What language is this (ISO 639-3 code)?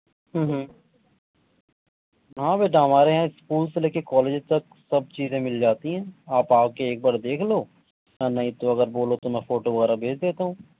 urd